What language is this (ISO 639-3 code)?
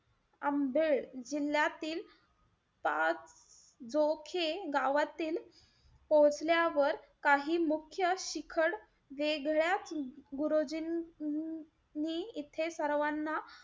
mar